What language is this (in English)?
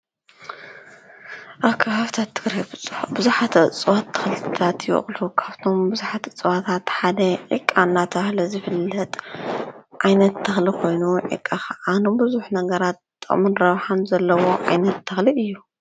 Tigrinya